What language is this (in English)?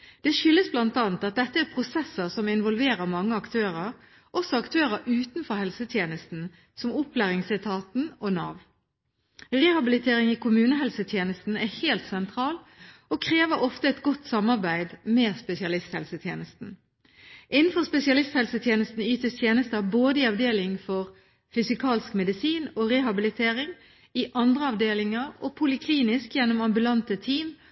Norwegian Bokmål